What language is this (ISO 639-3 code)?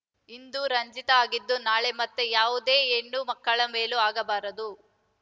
kan